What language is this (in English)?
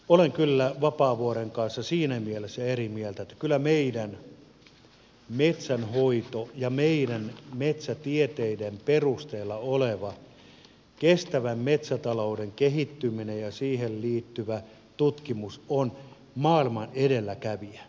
Finnish